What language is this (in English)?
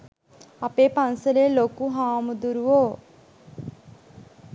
Sinhala